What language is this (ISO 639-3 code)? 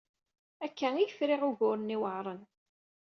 kab